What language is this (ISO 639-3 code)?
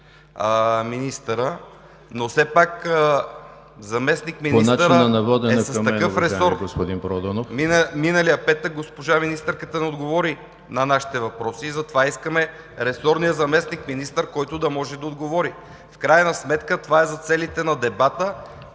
bul